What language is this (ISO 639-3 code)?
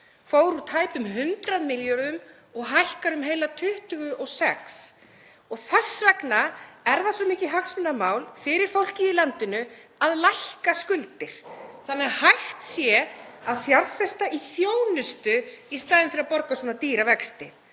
isl